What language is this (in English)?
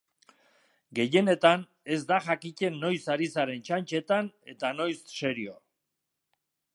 Basque